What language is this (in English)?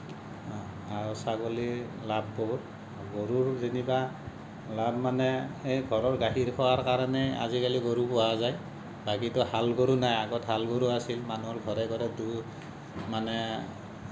Assamese